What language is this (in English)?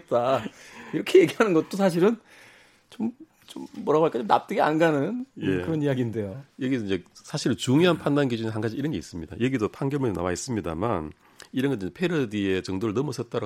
Korean